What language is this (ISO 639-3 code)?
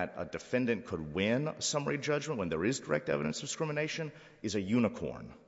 eng